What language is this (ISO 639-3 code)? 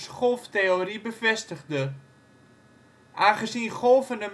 nld